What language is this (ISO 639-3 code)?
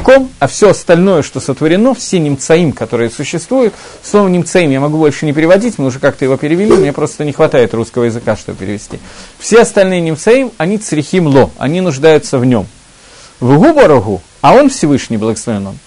rus